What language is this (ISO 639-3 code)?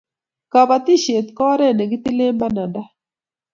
kln